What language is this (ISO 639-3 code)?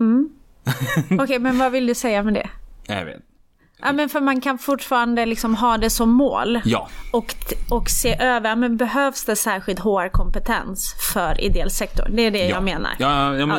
swe